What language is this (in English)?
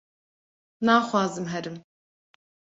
Kurdish